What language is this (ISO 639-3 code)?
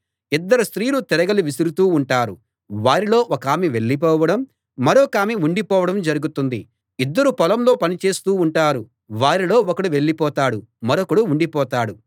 tel